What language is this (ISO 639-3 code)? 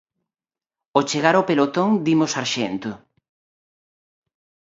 glg